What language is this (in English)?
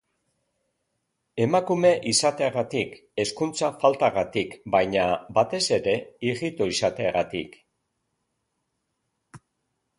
Basque